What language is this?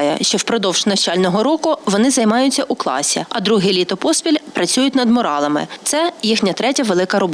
Ukrainian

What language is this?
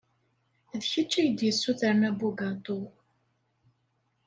Kabyle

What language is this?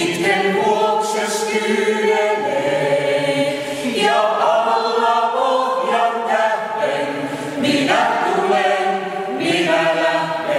Greek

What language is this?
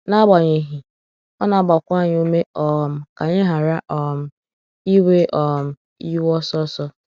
Igbo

